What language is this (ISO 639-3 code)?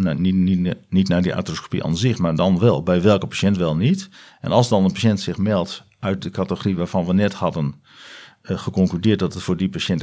nld